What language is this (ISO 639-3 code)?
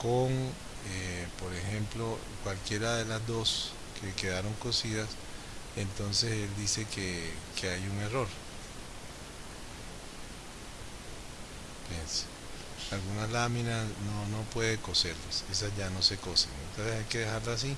spa